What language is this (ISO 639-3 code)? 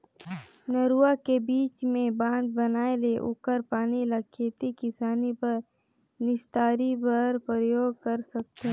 hne